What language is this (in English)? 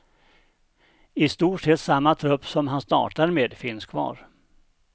Swedish